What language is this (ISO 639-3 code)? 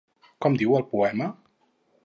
cat